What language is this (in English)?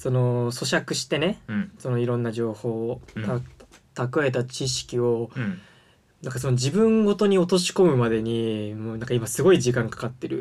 Japanese